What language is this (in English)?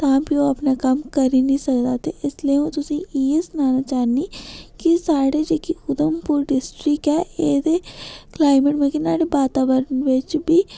Dogri